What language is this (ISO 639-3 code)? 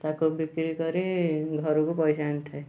ori